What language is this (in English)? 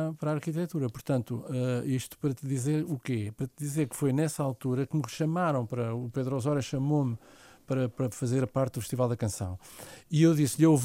Portuguese